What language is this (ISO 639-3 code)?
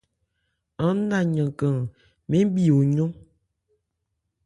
ebr